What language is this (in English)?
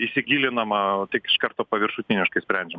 Lithuanian